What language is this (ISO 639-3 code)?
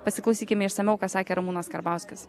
lit